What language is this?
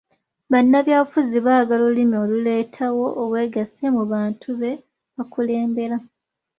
Ganda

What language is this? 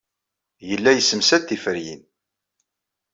Kabyle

